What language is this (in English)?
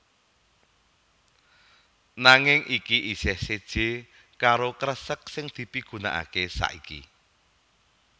Javanese